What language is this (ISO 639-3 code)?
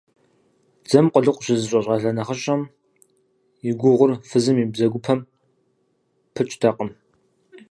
kbd